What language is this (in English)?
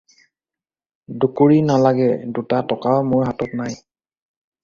Assamese